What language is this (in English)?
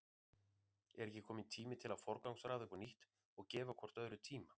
Icelandic